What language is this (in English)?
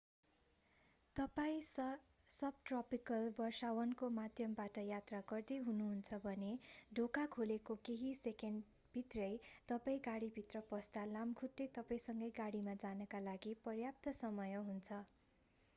Nepali